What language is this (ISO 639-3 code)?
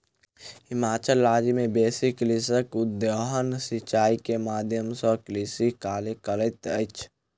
mai